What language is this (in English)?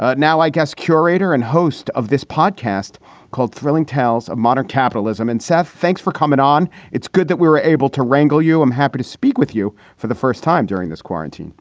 English